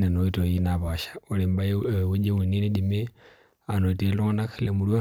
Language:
Masai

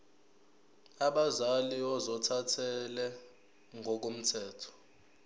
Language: Zulu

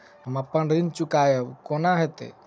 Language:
Maithili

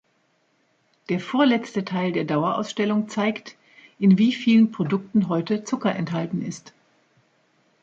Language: German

